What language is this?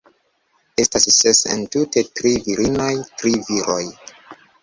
Esperanto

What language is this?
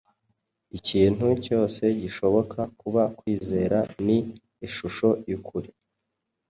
Kinyarwanda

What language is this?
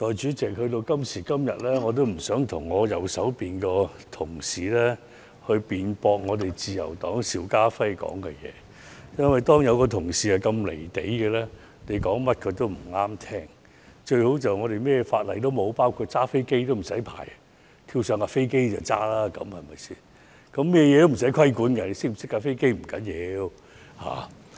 Cantonese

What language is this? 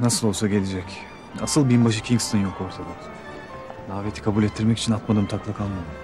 Turkish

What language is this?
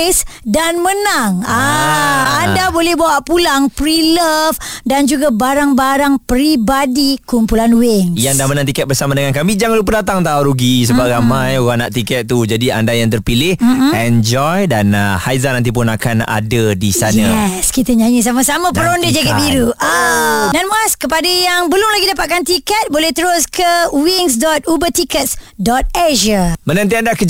Malay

